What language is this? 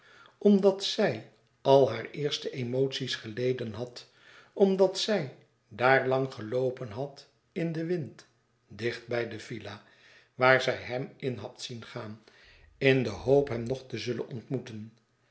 Dutch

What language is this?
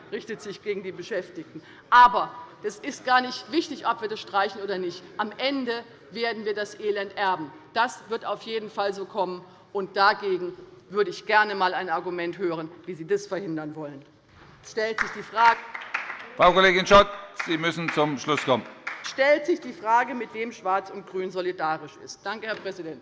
German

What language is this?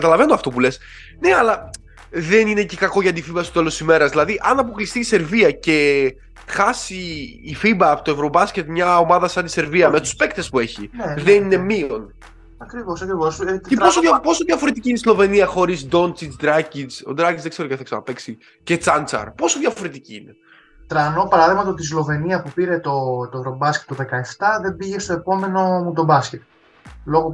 Greek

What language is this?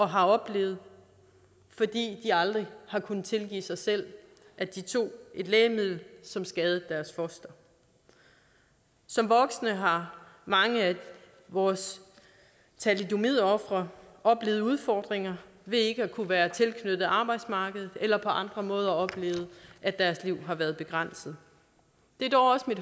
Danish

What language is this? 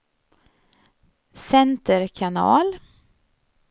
Swedish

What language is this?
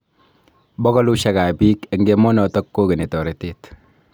Kalenjin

